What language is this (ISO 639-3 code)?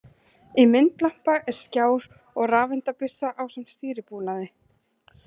isl